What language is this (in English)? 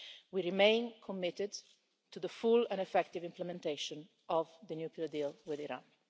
English